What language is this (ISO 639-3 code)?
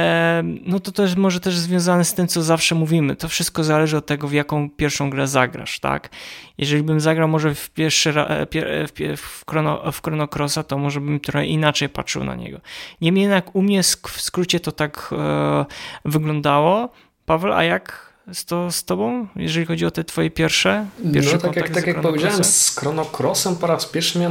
pol